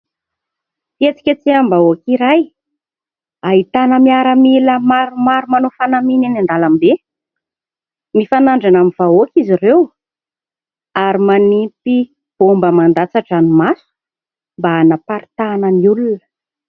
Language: Malagasy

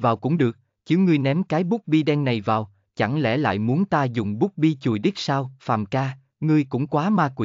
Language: Vietnamese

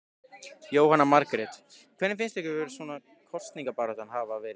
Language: Icelandic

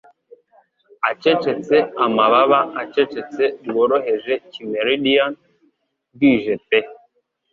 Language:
Kinyarwanda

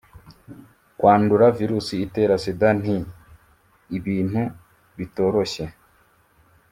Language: Kinyarwanda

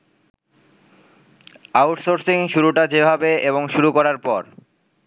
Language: Bangla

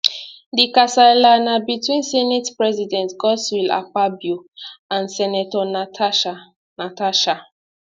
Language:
Nigerian Pidgin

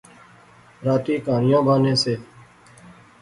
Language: Pahari-Potwari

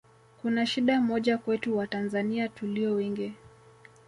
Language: Swahili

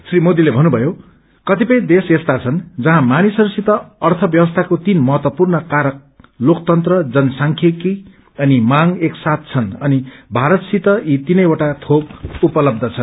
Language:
Nepali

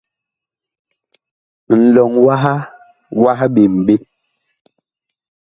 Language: Bakoko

